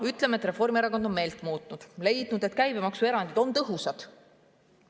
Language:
Estonian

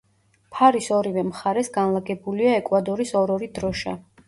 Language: Georgian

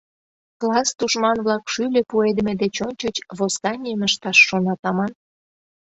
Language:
Mari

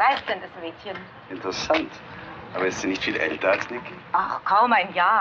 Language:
German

